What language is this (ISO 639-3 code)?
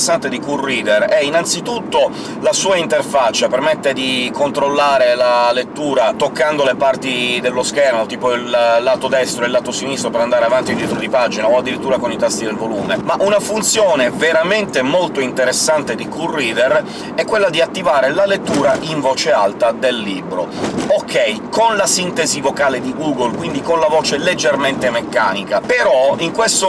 ita